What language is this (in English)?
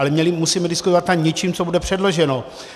Czech